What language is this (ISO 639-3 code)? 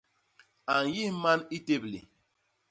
bas